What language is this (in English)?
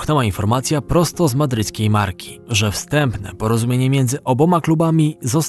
Polish